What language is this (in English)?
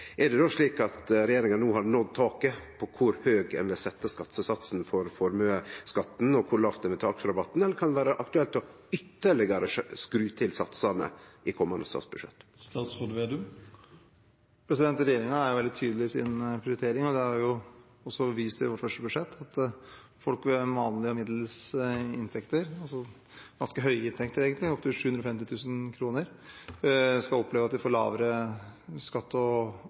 Norwegian